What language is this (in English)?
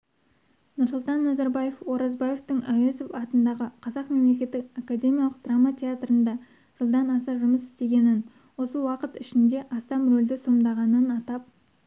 Kazakh